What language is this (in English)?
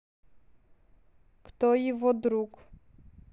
Russian